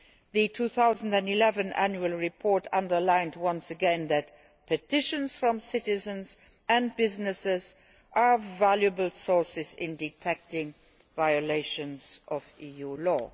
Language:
English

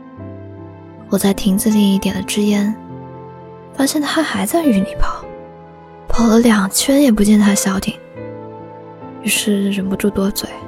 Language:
Chinese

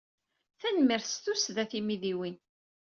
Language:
Kabyle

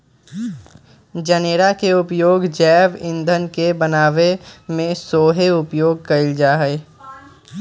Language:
Magahi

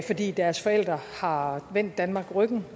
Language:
Danish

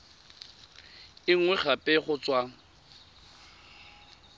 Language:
Tswana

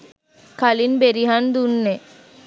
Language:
Sinhala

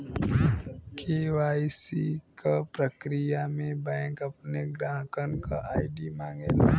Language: Bhojpuri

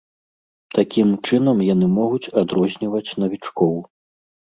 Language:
Belarusian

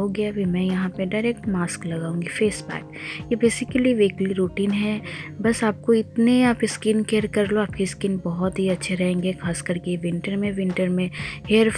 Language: Hindi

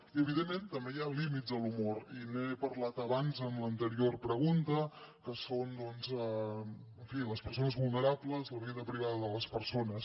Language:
Catalan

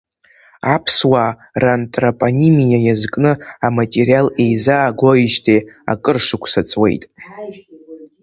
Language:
Abkhazian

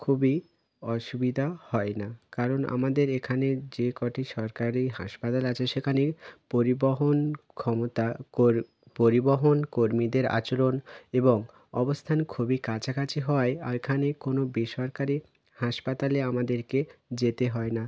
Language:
Bangla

